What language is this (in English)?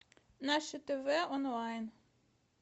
Russian